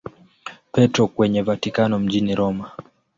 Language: Swahili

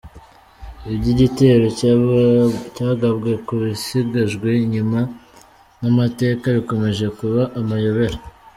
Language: Kinyarwanda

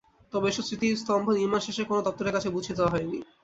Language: Bangla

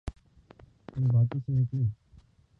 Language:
Urdu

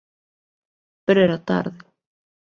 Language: Galician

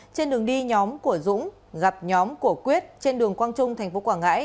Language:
Vietnamese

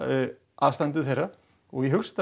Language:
Icelandic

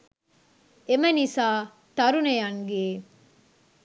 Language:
Sinhala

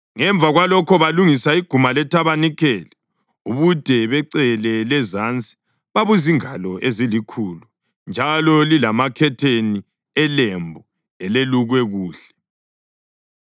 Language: North Ndebele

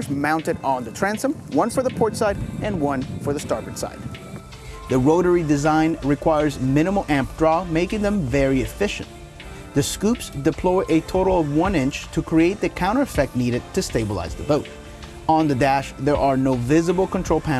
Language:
English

